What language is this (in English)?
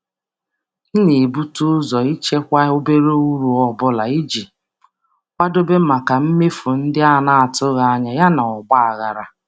Igbo